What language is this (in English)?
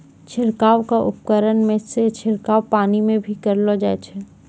Maithili